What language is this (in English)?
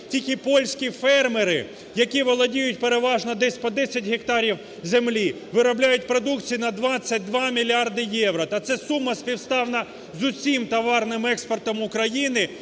Ukrainian